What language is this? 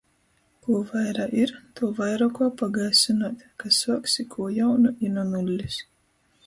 Latgalian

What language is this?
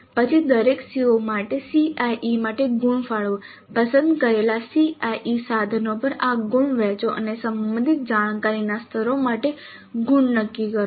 Gujarati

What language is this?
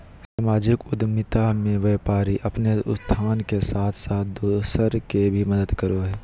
Magahi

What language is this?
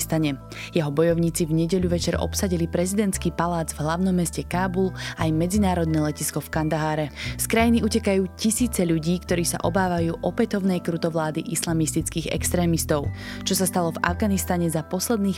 Slovak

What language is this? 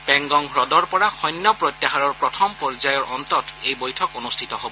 Assamese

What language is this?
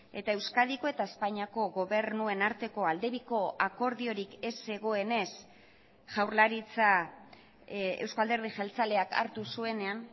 Basque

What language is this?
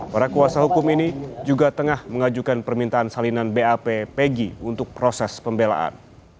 Indonesian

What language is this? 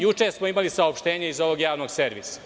Serbian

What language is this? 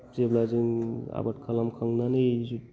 Bodo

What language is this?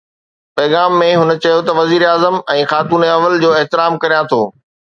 Sindhi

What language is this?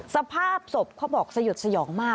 Thai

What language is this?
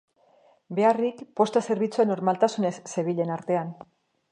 Basque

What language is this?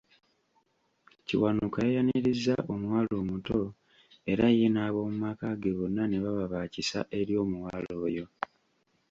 Ganda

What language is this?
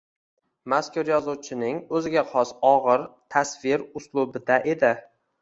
Uzbek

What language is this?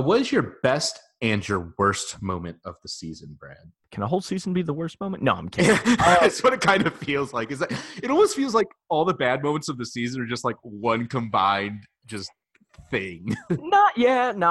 English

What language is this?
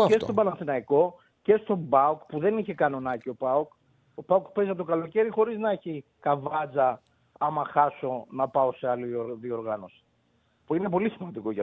Greek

